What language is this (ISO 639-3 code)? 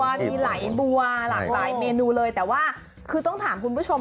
tha